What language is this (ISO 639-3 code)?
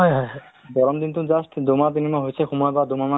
asm